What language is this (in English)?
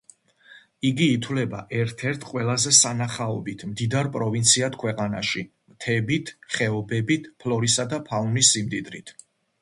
Georgian